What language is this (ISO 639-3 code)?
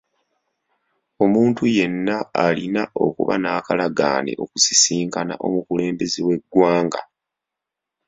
lug